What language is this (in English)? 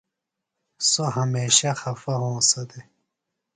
Phalura